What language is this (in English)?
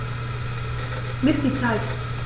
German